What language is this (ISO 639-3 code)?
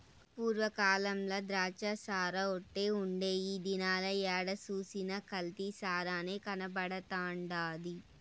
tel